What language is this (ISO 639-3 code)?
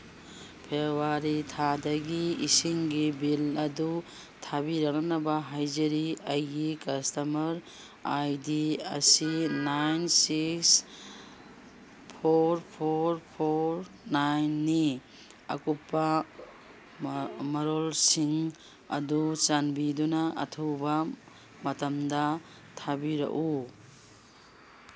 mni